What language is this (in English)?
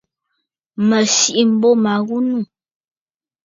Bafut